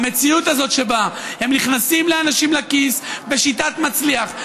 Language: Hebrew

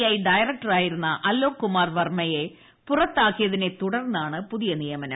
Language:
Malayalam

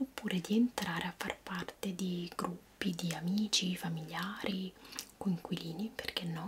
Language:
Italian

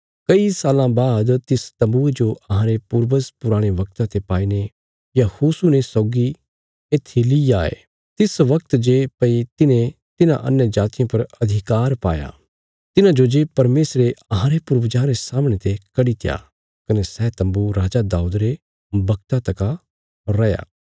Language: Bilaspuri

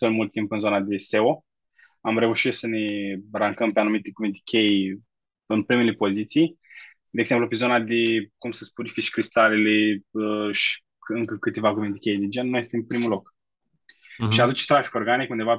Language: Romanian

